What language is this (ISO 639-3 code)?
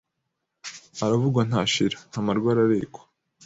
kin